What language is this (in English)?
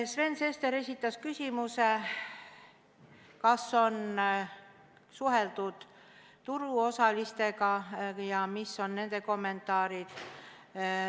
Estonian